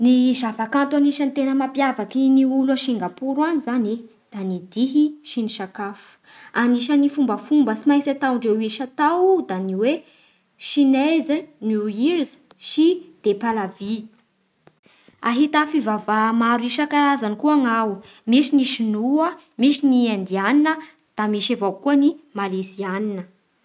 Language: Bara Malagasy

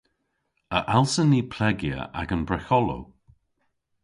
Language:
Cornish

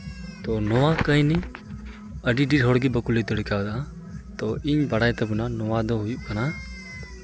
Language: Santali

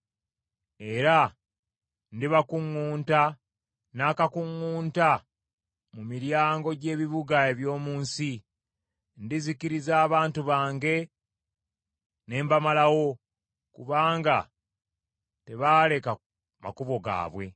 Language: Ganda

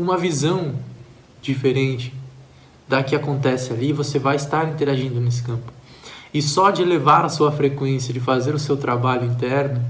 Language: Portuguese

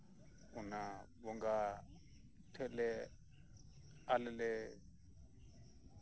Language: Santali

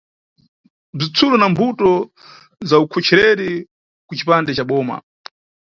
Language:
Nyungwe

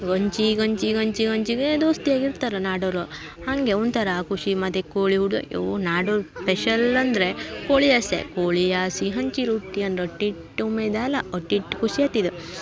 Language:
Kannada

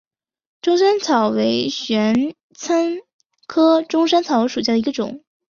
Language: Chinese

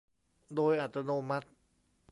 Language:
Thai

